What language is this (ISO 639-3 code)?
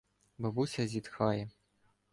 ukr